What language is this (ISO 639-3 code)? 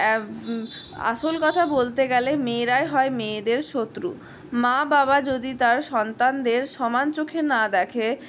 ben